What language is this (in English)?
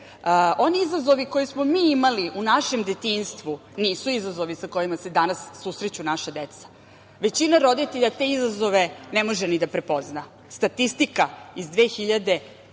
Serbian